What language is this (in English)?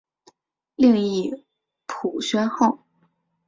Chinese